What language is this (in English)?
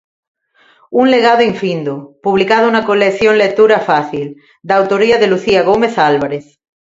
Galician